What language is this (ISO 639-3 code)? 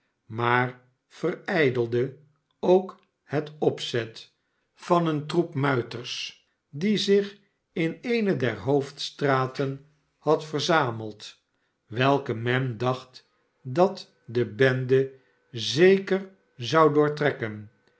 nld